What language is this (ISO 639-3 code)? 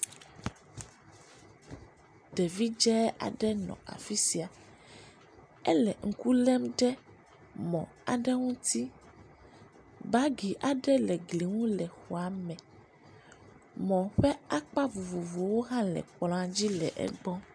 ewe